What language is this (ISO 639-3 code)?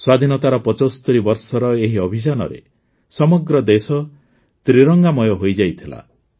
ori